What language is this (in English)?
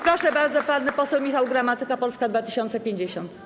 Polish